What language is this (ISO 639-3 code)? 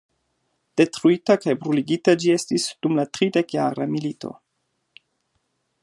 epo